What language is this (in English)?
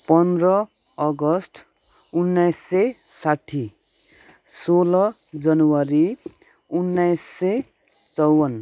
Nepali